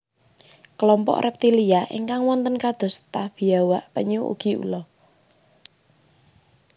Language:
Javanese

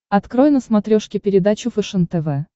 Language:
Russian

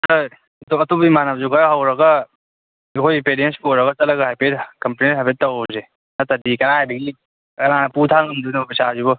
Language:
Manipuri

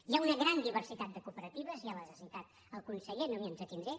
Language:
Catalan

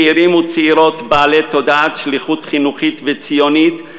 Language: Hebrew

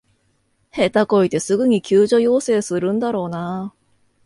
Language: Japanese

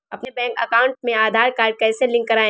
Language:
Hindi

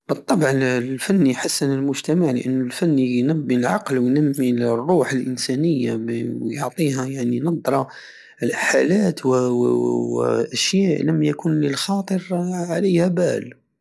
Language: Algerian Saharan Arabic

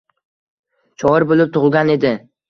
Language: Uzbek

